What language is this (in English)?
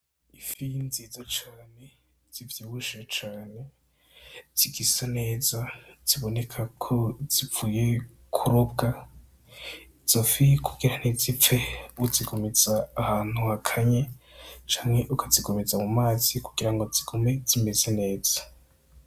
Rundi